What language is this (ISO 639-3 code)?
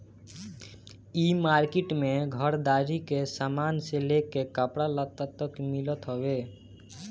bho